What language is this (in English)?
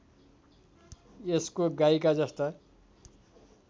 Nepali